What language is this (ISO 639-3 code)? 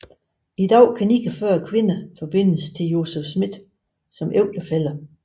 dan